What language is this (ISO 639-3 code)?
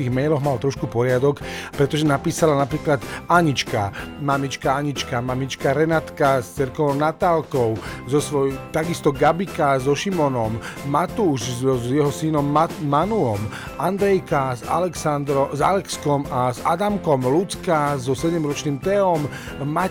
slk